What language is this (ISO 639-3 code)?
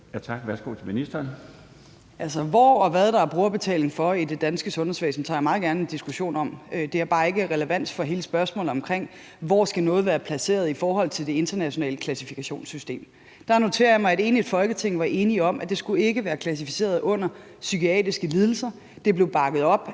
dan